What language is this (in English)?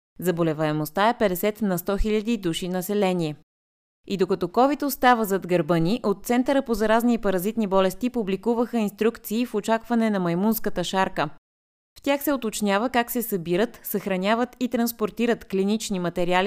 Bulgarian